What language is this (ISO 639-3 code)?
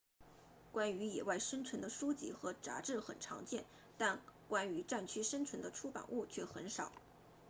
zho